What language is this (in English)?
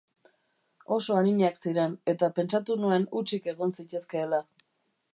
Basque